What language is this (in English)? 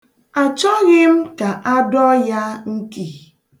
Igbo